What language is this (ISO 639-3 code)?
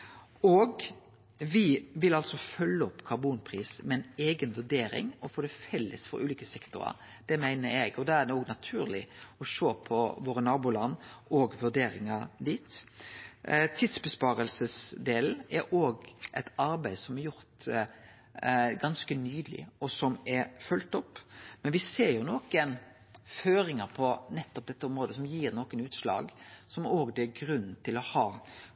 nno